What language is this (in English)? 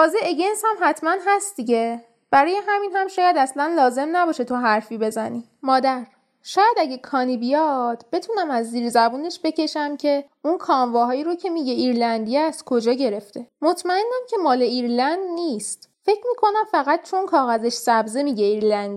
Persian